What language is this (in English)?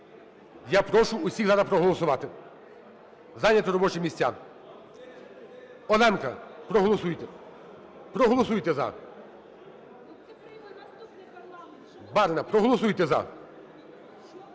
Ukrainian